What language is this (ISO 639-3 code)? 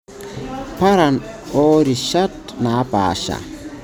mas